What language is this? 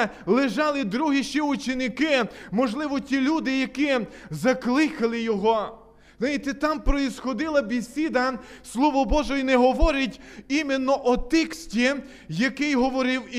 Ukrainian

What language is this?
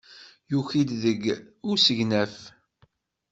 Kabyle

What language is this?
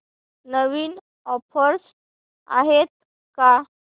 Marathi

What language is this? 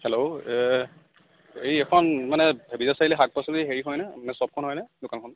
Assamese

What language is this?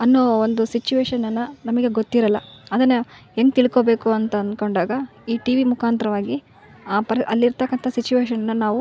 Kannada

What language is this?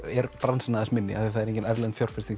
Icelandic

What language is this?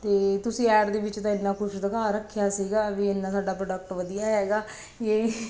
Punjabi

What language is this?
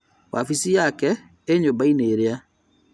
Kikuyu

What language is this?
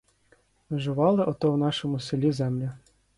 Ukrainian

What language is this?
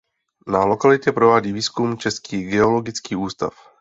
Czech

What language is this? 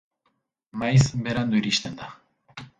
Basque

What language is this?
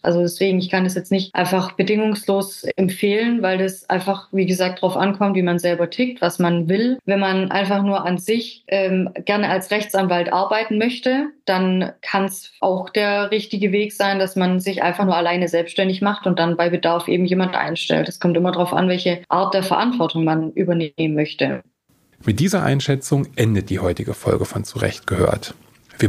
German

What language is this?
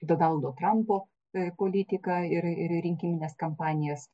Lithuanian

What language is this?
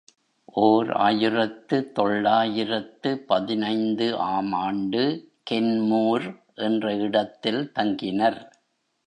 Tamil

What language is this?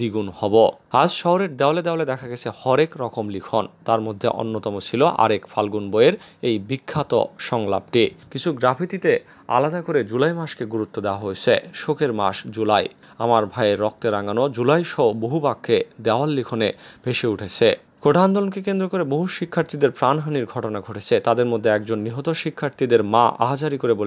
Bangla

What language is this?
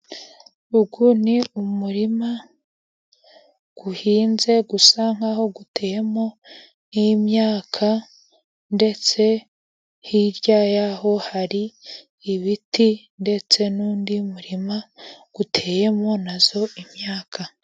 Kinyarwanda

